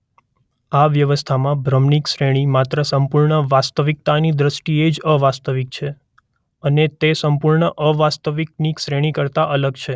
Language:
Gujarati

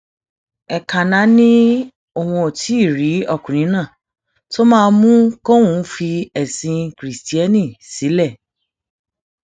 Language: Yoruba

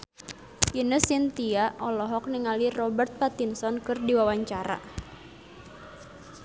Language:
Sundanese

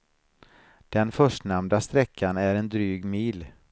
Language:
Swedish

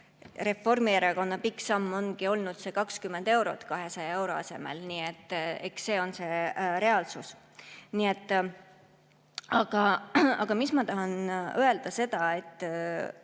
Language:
Estonian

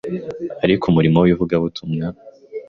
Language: Kinyarwanda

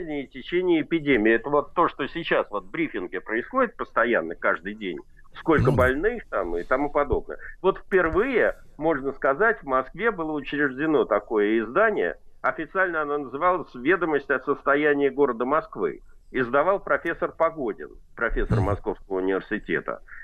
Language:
Russian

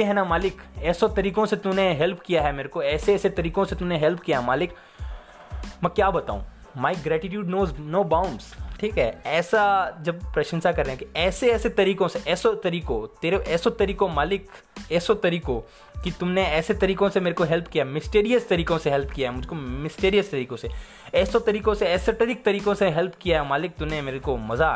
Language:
Hindi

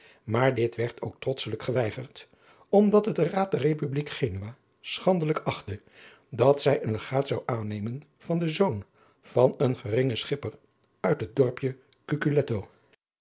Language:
Dutch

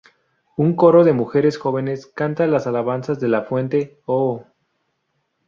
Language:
Spanish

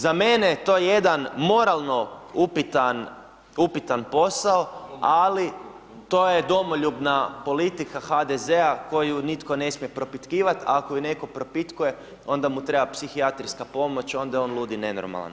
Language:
Croatian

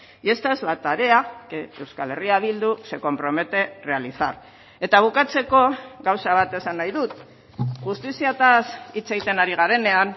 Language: Basque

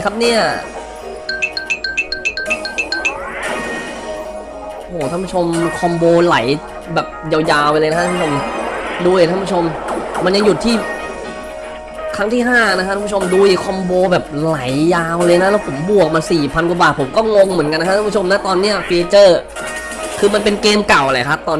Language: Thai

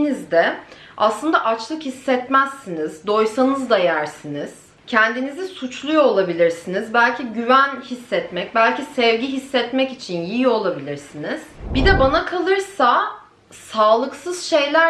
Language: Turkish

